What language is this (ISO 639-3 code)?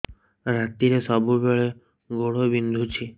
ori